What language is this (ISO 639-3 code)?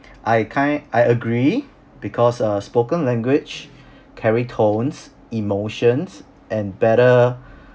eng